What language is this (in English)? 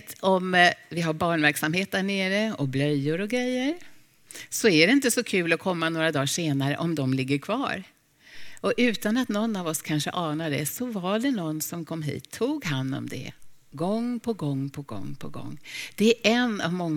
Swedish